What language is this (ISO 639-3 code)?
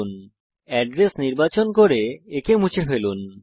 ben